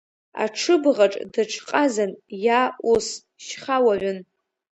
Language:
Abkhazian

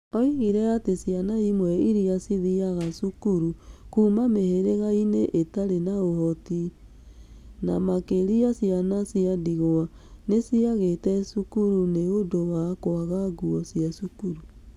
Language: Kikuyu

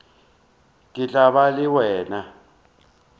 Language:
Northern Sotho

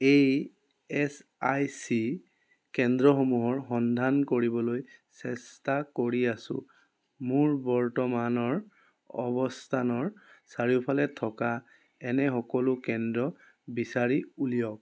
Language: Assamese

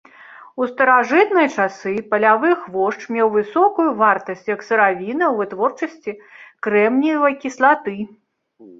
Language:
Belarusian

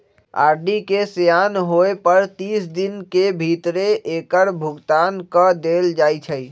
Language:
Magahi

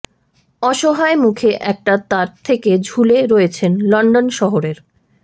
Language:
Bangla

